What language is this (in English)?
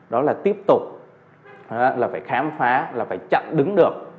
Vietnamese